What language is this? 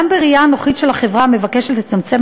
Hebrew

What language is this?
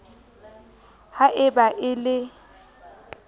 Southern Sotho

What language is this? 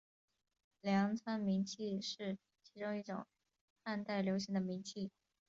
Chinese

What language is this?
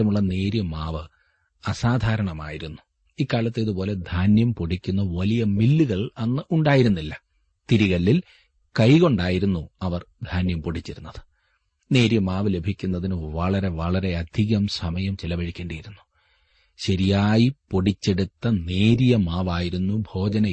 Malayalam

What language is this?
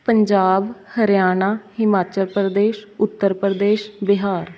Punjabi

